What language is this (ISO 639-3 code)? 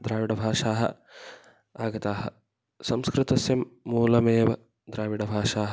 san